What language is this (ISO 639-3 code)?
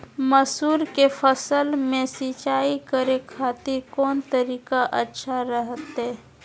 mag